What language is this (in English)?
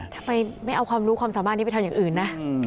Thai